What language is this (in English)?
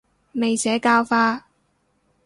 Cantonese